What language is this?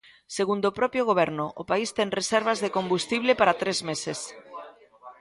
Galician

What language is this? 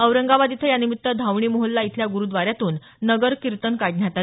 Marathi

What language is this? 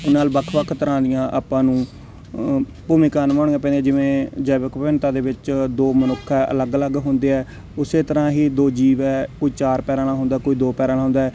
Punjabi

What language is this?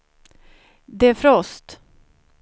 Swedish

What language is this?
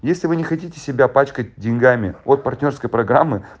Russian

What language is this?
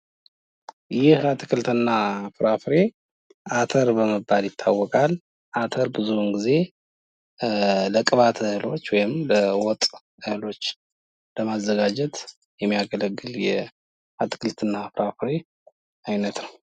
Amharic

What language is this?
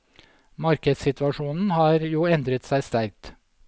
Norwegian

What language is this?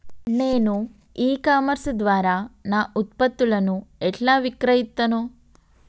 Telugu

